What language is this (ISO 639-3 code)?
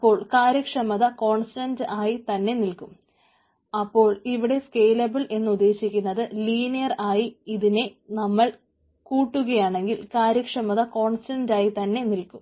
mal